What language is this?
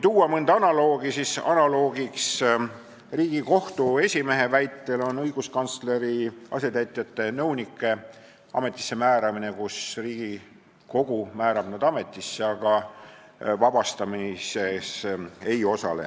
Estonian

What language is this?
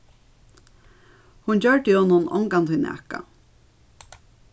Faroese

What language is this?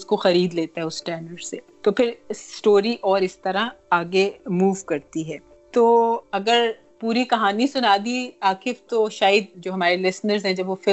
Urdu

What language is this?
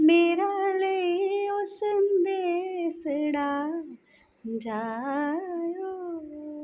Dogri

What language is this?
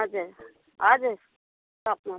Nepali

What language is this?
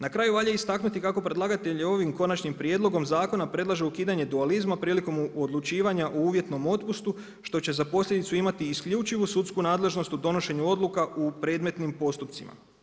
Croatian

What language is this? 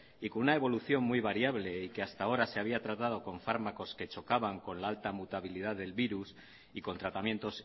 Spanish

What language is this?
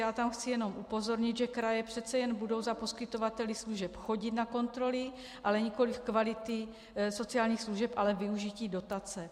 Czech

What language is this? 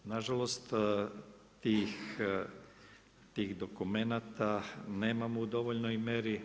Croatian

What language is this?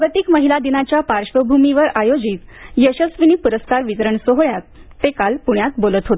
Marathi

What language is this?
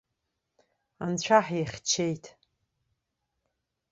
Abkhazian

